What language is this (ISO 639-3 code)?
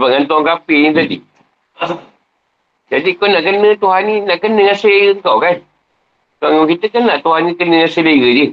msa